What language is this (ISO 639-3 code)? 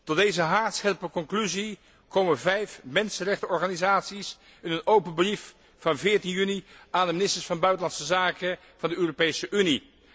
nld